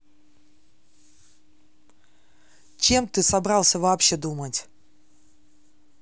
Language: Russian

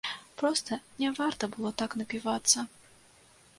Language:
Belarusian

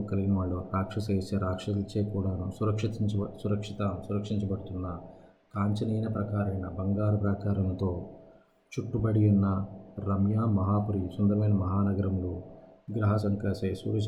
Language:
Telugu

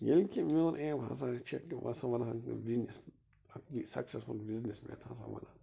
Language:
Kashmiri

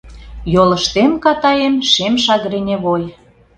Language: Mari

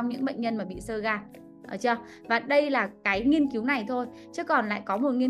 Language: Vietnamese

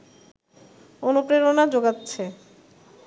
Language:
Bangla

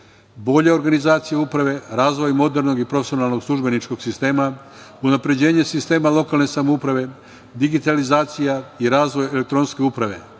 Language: Serbian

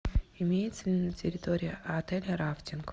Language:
Russian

